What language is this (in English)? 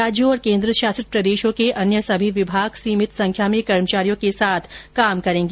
Hindi